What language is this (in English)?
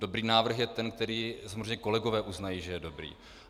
Czech